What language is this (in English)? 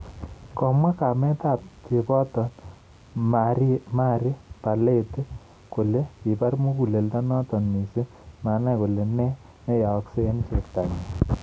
Kalenjin